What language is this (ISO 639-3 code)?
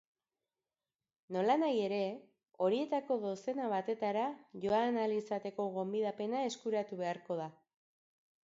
eus